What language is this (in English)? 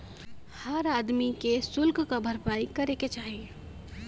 Bhojpuri